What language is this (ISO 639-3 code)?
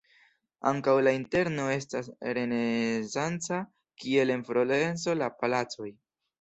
epo